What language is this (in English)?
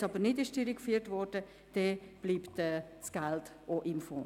Swiss German